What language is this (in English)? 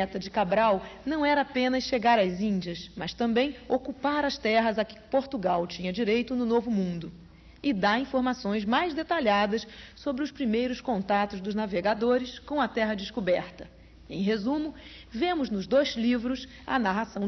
Portuguese